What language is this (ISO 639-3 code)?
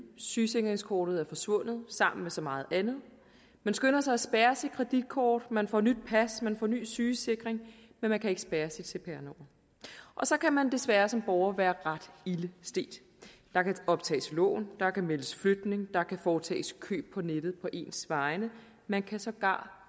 dan